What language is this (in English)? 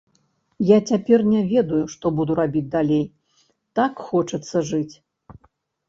Belarusian